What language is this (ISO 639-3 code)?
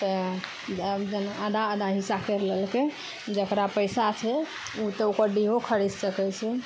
mai